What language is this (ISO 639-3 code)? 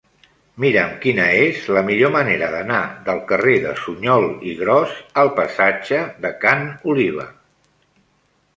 cat